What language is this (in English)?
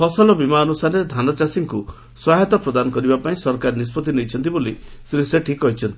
Odia